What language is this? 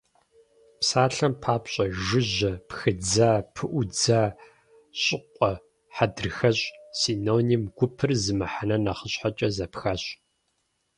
Kabardian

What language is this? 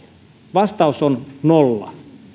Finnish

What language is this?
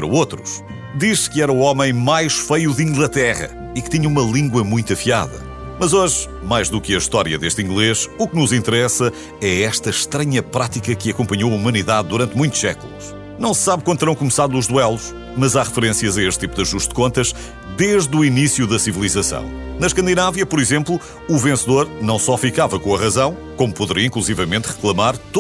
Portuguese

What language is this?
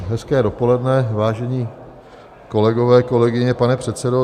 Czech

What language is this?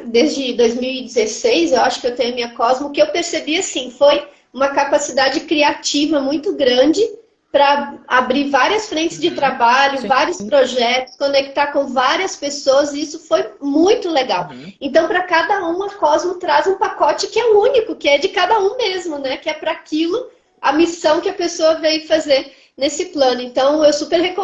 Portuguese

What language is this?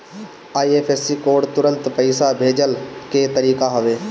Bhojpuri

